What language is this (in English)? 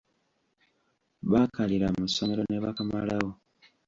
Ganda